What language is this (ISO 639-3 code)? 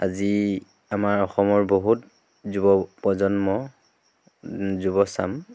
asm